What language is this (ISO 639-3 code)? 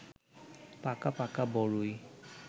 ben